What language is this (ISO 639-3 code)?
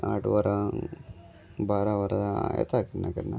kok